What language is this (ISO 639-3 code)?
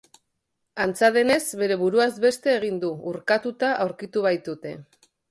eus